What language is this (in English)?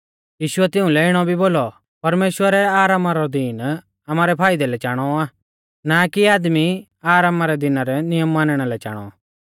Mahasu Pahari